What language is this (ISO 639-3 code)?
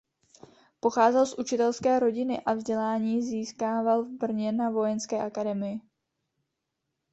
ces